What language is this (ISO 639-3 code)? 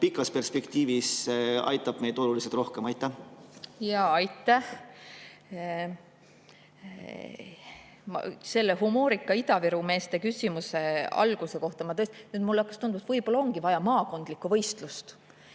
est